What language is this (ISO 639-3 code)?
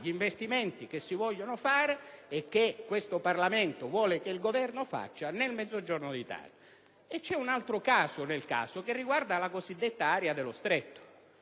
ita